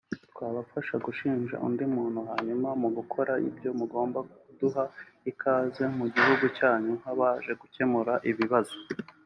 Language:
Kinyarwanda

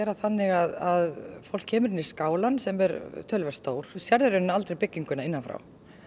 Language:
Icelandic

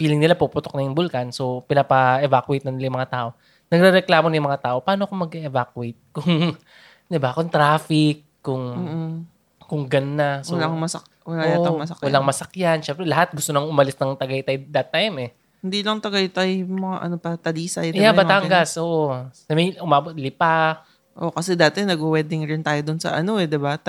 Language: Filipino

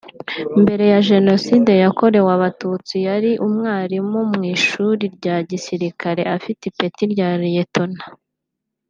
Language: Kinyarwanda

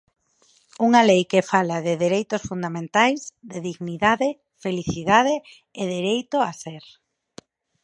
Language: Galician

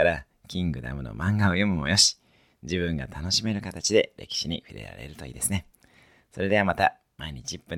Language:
Japanese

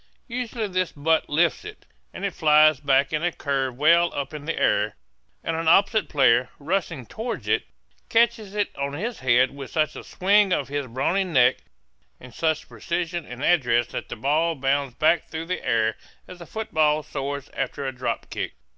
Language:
English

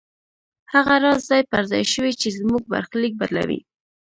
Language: Pashto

